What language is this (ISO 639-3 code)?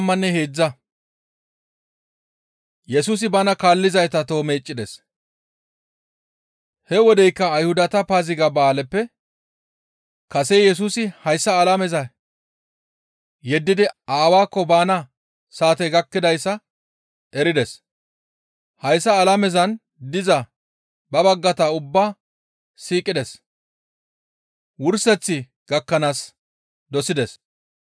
gmv